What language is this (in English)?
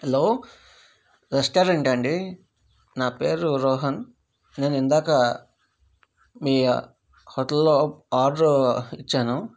Telugu